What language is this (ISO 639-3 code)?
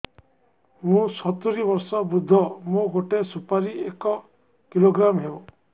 ori